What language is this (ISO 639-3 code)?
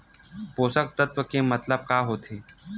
hne